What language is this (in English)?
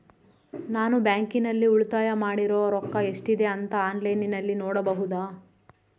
Kannada